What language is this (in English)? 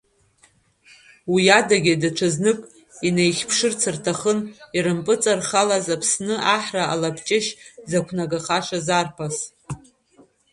Abkhazian